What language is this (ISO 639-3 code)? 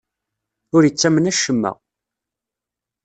kab